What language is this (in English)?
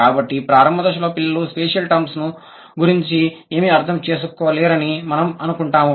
Telugu